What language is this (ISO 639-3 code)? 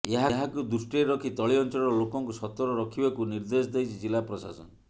ori